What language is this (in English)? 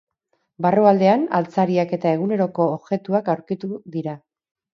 Basque